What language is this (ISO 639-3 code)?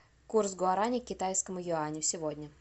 rus